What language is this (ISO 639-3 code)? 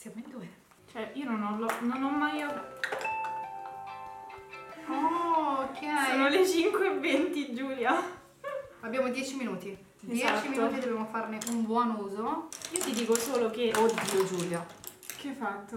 ita